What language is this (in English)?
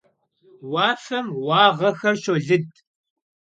Kabardian